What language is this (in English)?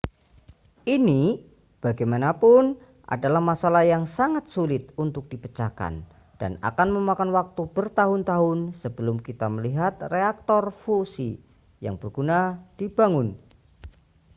Indonesian